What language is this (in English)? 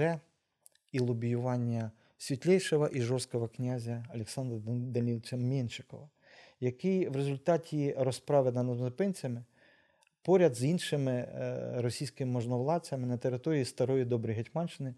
Ukrainian